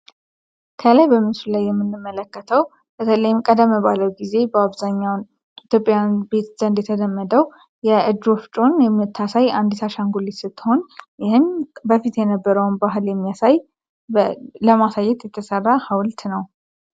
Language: Amharic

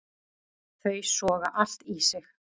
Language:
Icelandic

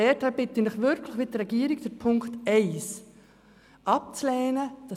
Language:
Swiss German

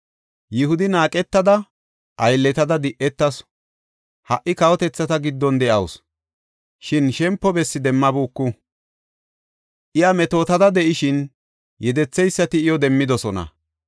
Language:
Gofa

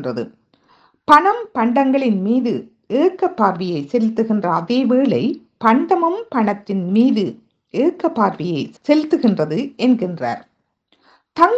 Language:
Tamil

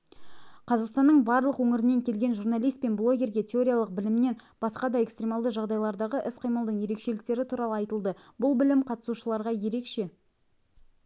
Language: Kazakh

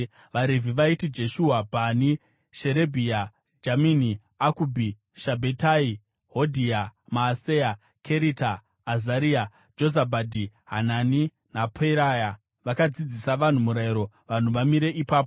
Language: Shona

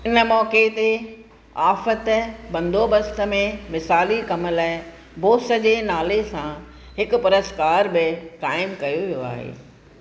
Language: Sindhi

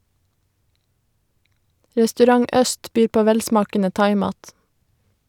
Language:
Norwegian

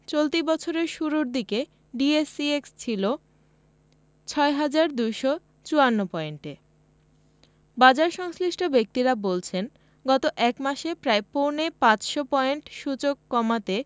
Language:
Bangla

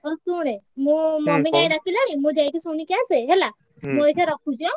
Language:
Odia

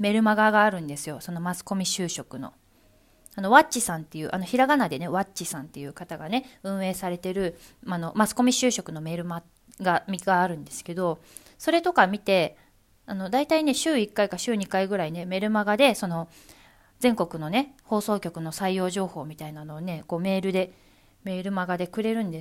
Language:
Japanese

